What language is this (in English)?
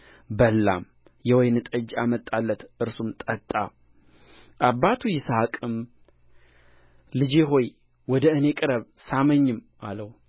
Amharic